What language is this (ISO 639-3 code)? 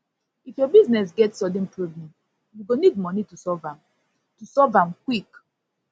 pcm